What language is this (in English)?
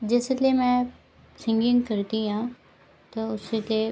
Dogri